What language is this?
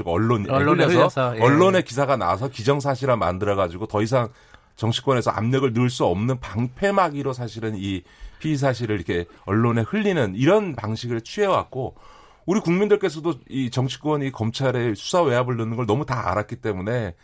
Korean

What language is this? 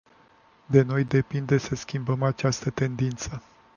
Romanian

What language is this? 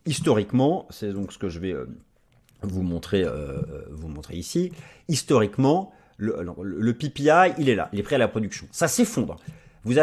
French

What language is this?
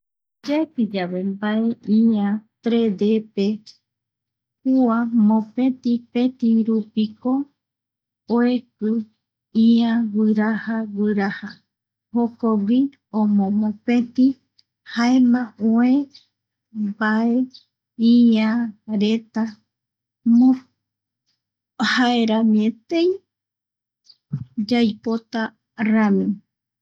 Eastern Bolivian Guaraní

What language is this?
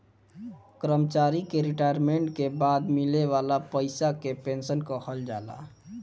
Bhojpuri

